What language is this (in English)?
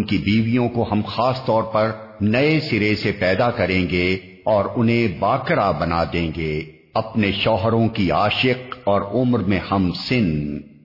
Urdu